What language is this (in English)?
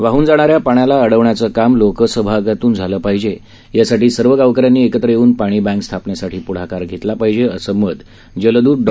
Marathi